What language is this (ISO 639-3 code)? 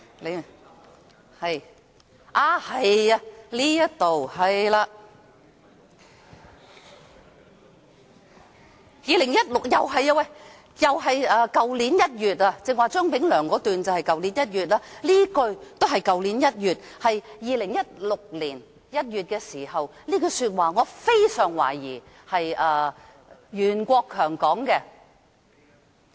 yue